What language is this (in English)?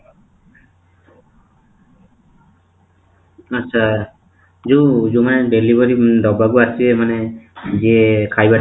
Odia